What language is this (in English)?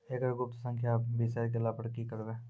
Maithili